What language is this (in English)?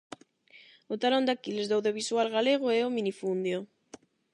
Galician